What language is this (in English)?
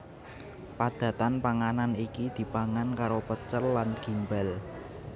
Javanese